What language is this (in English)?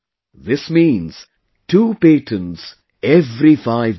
English